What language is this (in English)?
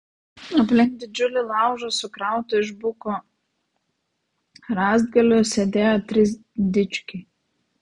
Lithuanian